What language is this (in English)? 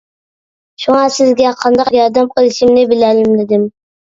Uyghur